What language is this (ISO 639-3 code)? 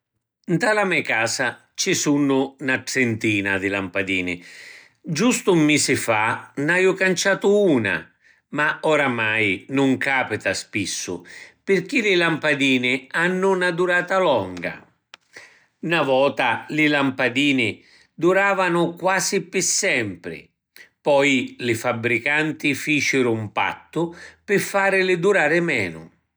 scn